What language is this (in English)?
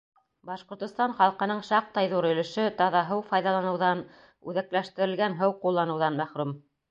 Bashkir